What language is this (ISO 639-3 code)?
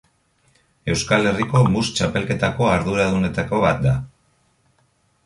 eus